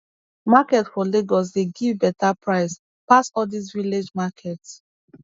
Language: Nigerian Pidgin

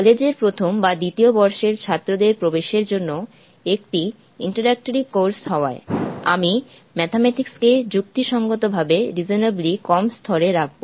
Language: Bangla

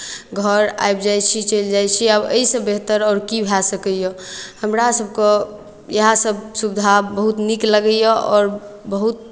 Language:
Maithili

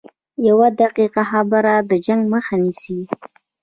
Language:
Pashto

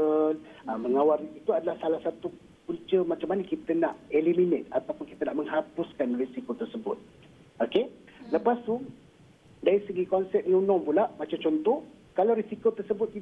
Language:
Malay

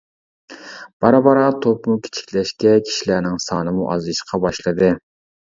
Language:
Uyghur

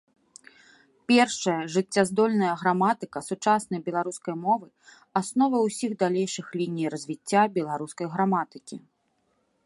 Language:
Belarusian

